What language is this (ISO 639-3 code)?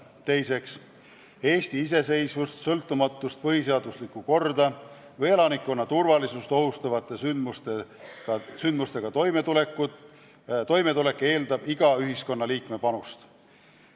est